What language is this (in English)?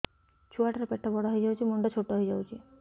Odia